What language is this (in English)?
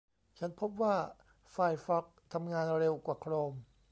Thai